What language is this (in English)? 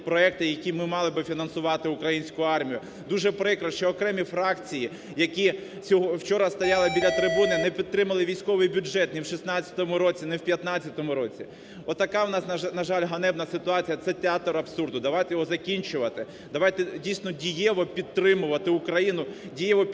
Ukrainian